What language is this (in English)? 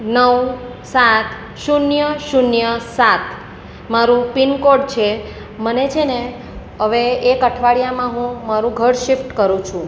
Gujarati